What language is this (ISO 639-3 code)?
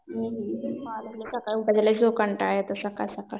mar